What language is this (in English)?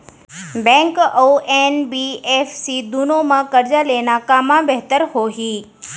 Chhattisgarhi